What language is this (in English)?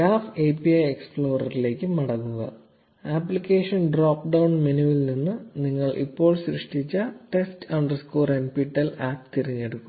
Malayalam